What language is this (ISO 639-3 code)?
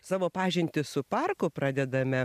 lit